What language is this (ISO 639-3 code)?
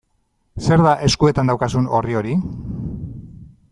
eus